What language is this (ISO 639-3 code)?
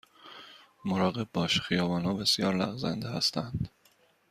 fas